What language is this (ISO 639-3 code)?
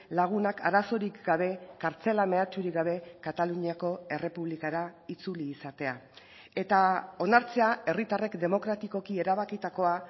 eus